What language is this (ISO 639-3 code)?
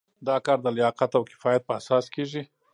pus